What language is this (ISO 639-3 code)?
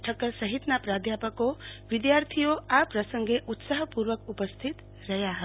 guj